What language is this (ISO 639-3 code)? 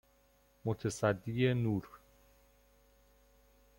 fas